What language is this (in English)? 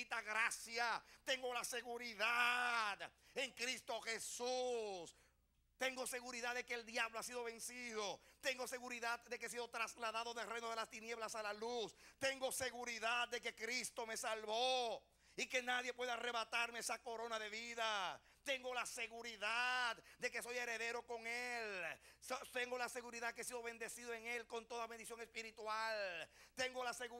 Spanish